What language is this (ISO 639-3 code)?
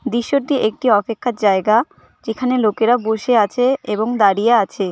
ben